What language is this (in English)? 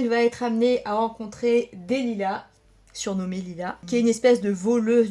French